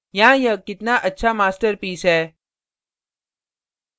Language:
Hindi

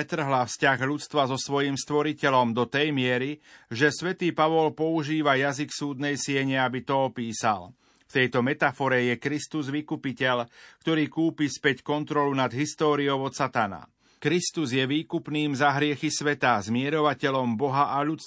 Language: Slovak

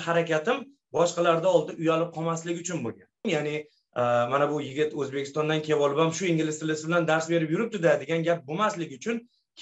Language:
Turkish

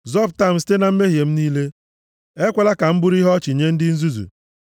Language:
Igbo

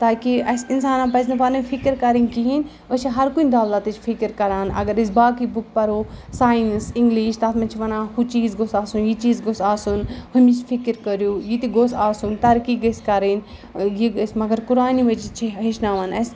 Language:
Kashmiri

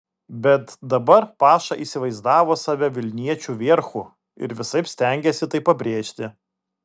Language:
Lithuanian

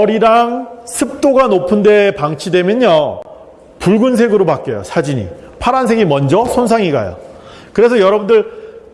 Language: Korean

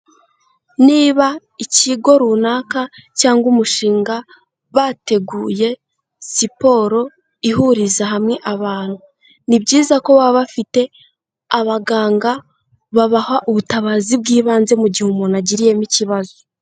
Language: Kinyarwanda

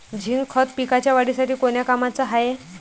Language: Marathi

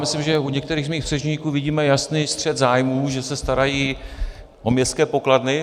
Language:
Czech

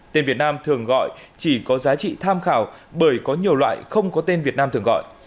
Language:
Vietnamese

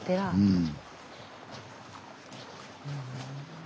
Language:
Japanese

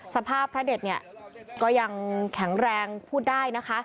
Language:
Thai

